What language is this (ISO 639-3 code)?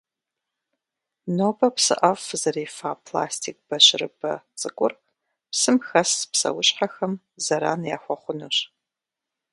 kbd